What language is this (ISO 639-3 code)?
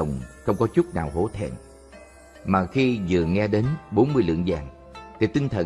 vie